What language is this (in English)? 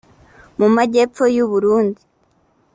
Kinyarwanda